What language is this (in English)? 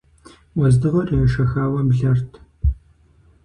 Kabardian